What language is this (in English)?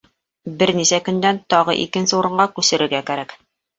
Bashkir